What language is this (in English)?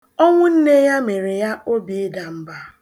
Igbo